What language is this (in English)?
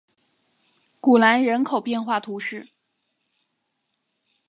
Chinese